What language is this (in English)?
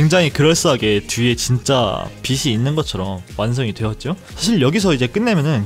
Korean